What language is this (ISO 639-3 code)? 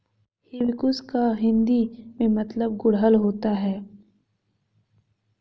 hin